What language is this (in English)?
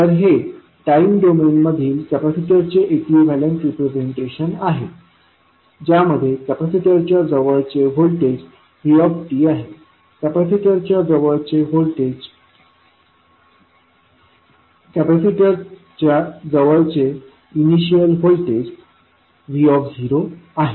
Marathi